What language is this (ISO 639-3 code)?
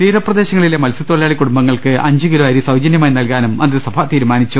mal